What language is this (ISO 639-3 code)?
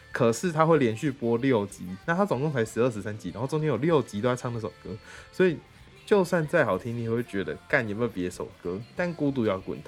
zho